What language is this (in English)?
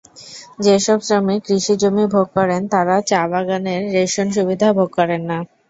Bangla